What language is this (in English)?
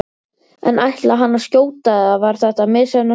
Icelandic